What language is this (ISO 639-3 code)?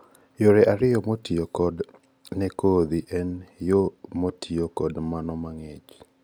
luo